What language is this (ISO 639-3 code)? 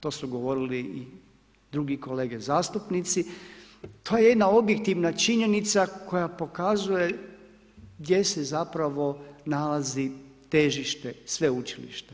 hrv